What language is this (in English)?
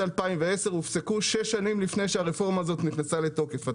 Hebrew